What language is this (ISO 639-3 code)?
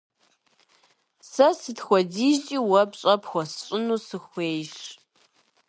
kbd